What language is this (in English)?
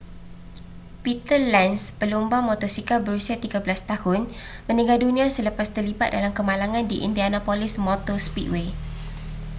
Malay